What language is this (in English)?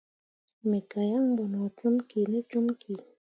Mundang